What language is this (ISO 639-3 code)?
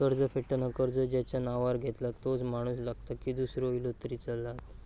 mar